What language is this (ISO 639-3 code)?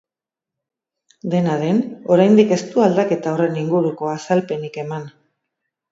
eus